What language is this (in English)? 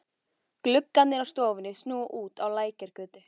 Icelandic